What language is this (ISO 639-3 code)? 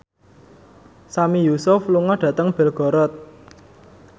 jav